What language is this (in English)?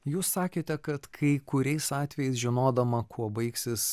Lithuanian